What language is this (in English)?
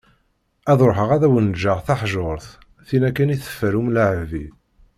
Kabyle